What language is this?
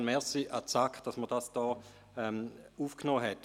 Swiss German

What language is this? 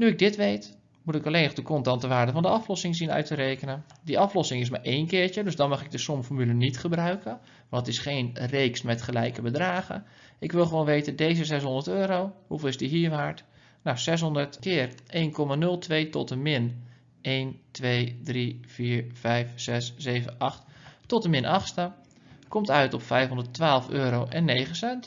Dutch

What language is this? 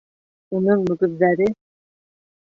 Bashkir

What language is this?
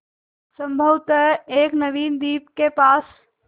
Hindi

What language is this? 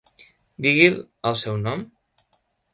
Catalan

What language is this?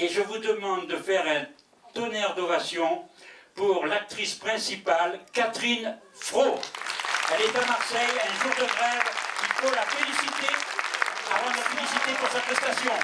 French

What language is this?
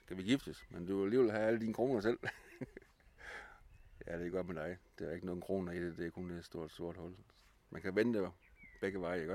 Danish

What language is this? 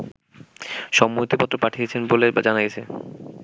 Bangla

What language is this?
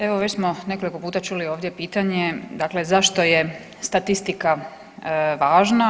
Croatian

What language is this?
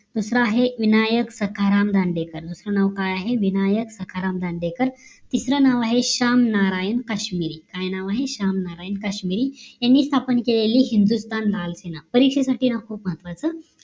Marathi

